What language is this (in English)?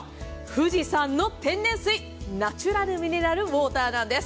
Japanese